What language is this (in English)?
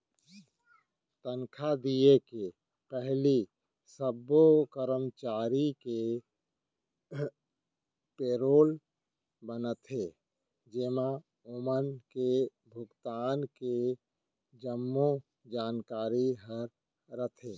Chhattisgarhi